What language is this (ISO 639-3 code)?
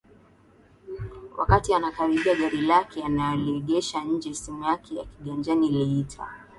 swa